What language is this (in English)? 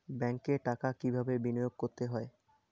Bangla